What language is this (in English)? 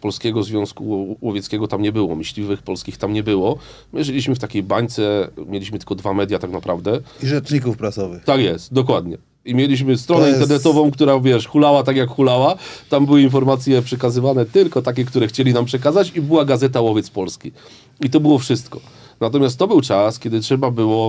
Polish